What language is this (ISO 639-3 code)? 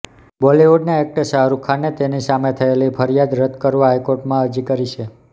guj